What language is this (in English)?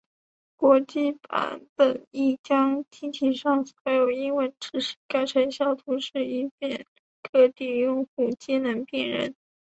Chinese